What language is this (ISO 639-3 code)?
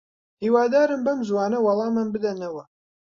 ckb